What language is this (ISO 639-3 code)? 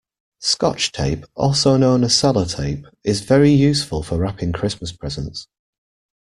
eng